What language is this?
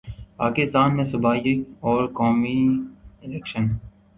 Urdu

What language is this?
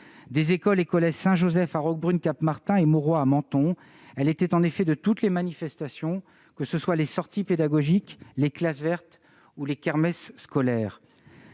French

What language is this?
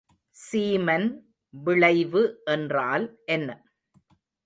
Tamil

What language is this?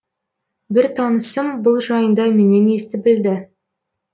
Kazakh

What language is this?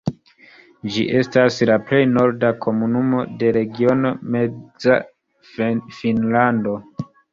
Esperanto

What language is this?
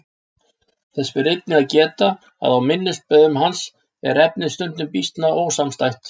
Icelandic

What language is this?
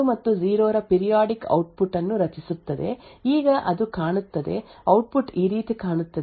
Kannada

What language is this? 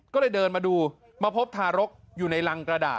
Thai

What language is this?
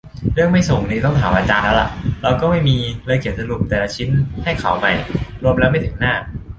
Thai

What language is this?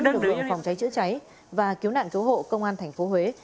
Vietnamese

